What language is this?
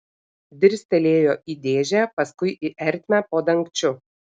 Lithuanian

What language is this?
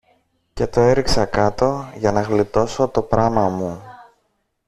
Greek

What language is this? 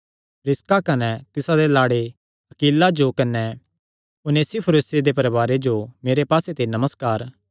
Kangri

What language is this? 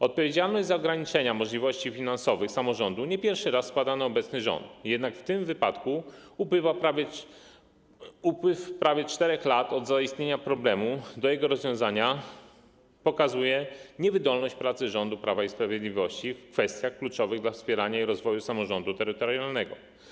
Polish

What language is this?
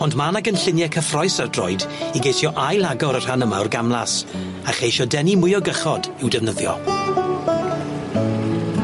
Welsh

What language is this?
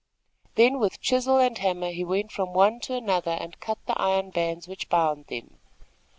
English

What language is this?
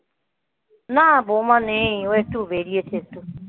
Bangla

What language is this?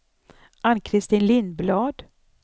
Swedish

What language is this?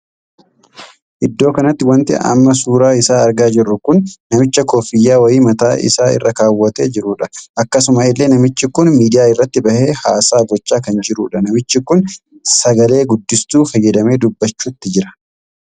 Oromo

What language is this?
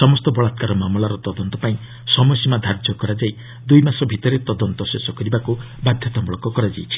Odia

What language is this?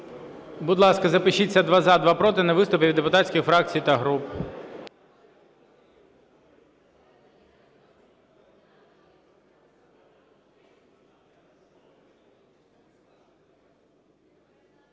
Ukrainian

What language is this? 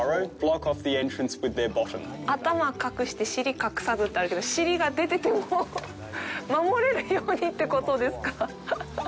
Japanese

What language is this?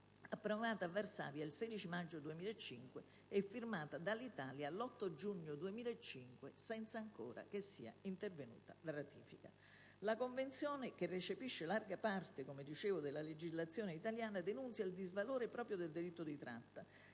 Italian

